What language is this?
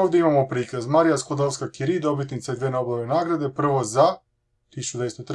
Croatian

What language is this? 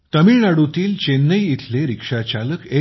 Marathi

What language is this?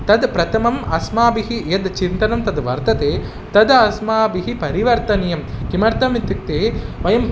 Sanskrit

